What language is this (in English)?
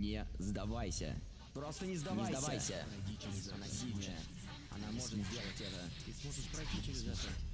Russian